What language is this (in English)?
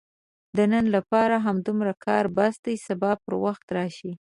Pashto